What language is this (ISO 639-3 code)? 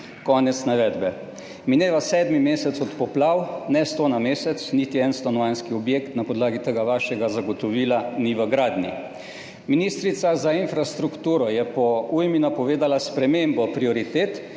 slv